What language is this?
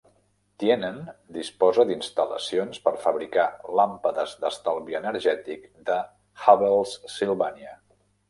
Catalan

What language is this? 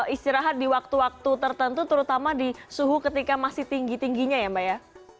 Indonesian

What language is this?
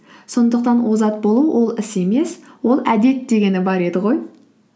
Kazakh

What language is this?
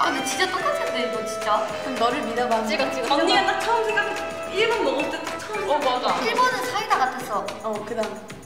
Korean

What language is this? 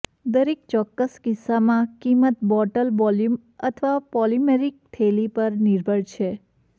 Gujarati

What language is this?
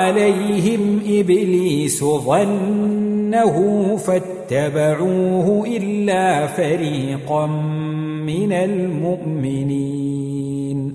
Arabic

